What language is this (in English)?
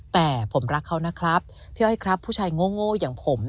Thai